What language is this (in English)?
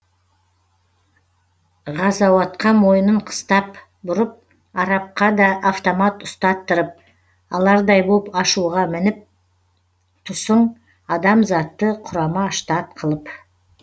Kazakh